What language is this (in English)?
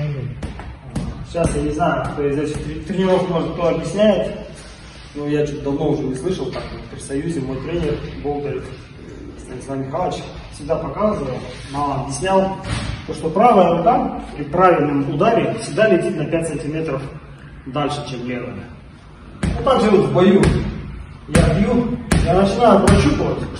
Russian